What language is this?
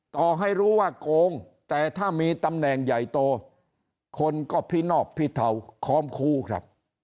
Thai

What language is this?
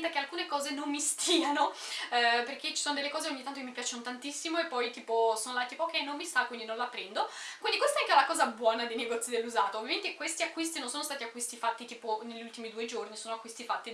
Italian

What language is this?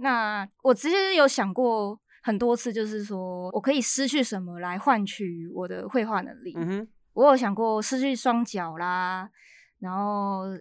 Chinese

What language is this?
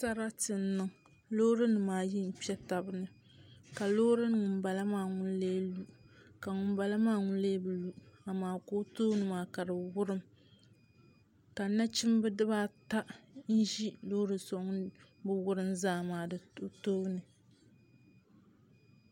Dagbani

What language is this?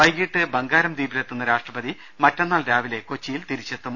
Malayalam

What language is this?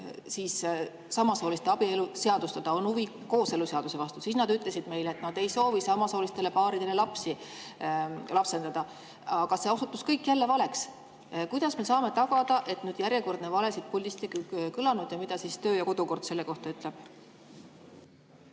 Estonian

